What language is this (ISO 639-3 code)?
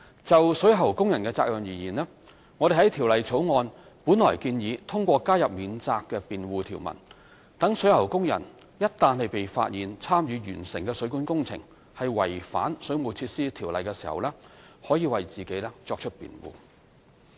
yue